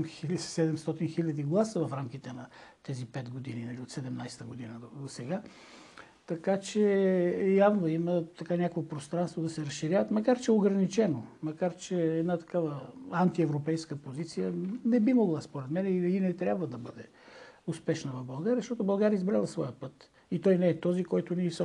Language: Bulgarian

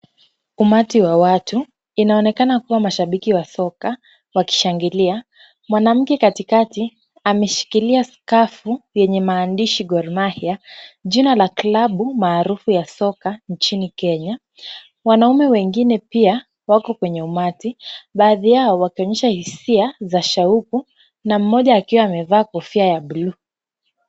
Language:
Swahili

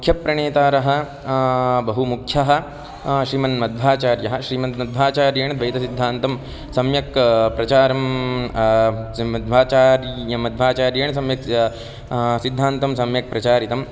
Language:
Sanskrit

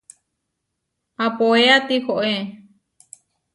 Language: Huarijio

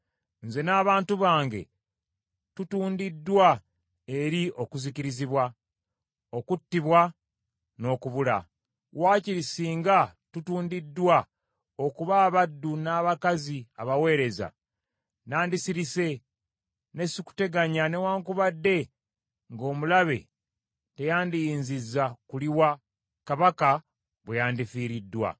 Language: Ganda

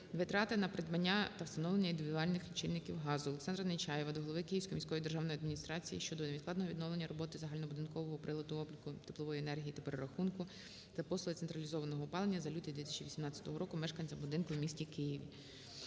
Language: Ukrainian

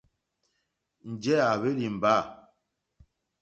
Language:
Mokpwe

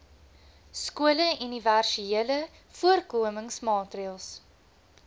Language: Afrikaans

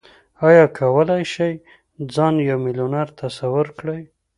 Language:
Pashto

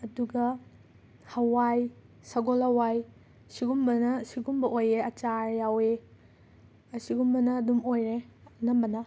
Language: Manipuri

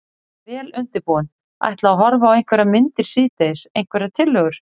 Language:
Icelandic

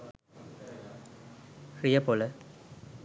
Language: Sinhala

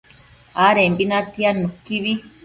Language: Matsés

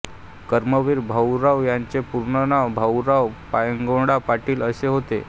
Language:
Marathi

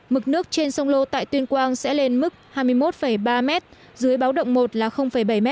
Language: Vietnamese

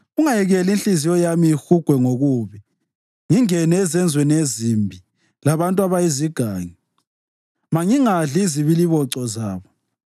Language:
North Ndebele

